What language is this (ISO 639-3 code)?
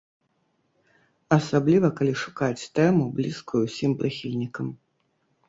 bel